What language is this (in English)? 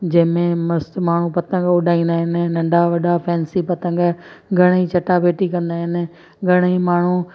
Sindhi